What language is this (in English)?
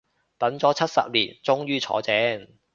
Cantonese